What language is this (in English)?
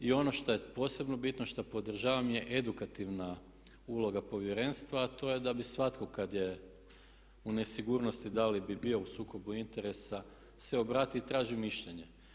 Croatian